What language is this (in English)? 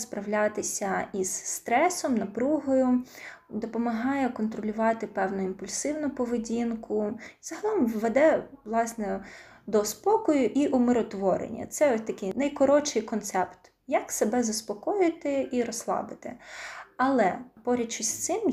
Ukrainian